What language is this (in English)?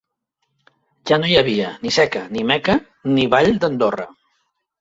Catalan